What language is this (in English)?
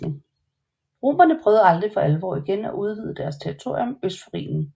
Danish